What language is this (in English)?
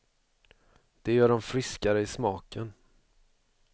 Swedish